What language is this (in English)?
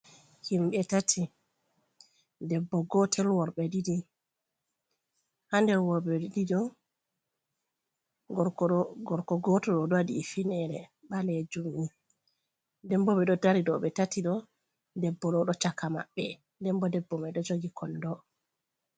Fula